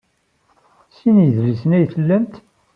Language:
Kabyle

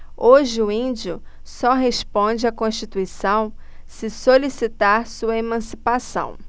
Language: Portuguese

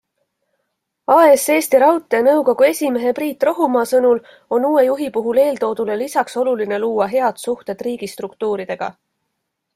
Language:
Estonian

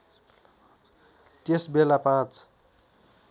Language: Nepali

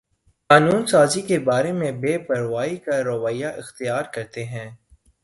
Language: Urdu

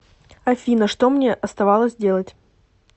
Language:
Russian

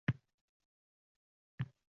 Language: Uzbek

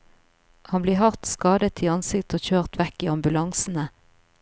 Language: Norwegian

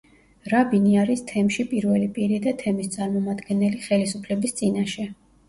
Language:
Georgian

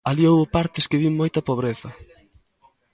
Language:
Galician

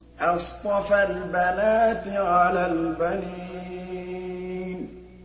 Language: Arabic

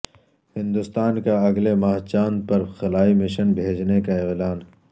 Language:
Urdu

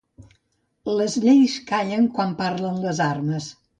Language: Catalan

